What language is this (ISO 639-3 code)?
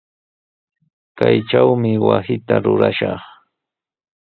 qws